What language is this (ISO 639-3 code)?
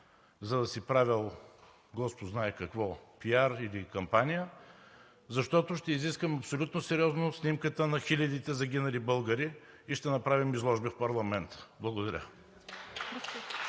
bul